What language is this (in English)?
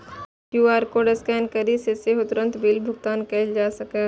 Maithili